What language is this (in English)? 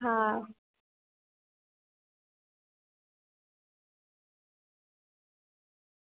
Gujarati